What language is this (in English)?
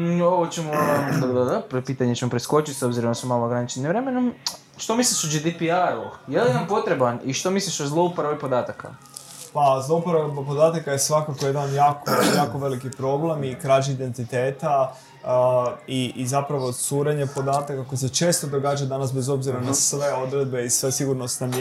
Croatian